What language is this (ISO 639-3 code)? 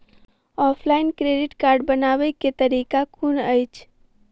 mai